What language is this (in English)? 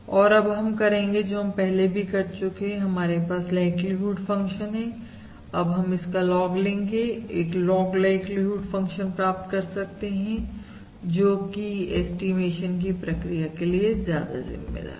Hindi